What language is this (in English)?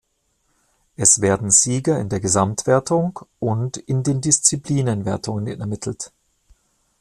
German